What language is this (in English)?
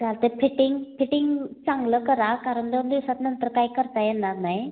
Marathi